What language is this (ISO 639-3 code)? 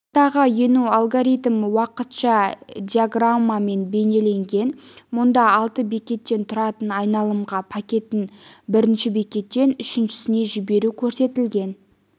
kaz